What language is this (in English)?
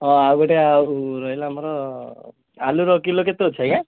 Odia